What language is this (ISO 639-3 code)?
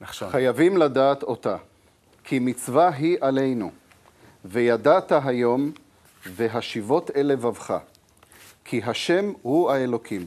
heb